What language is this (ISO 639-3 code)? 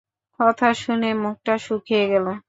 ben